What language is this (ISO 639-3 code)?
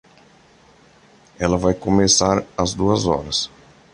por